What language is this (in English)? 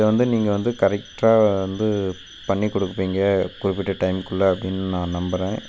Tamil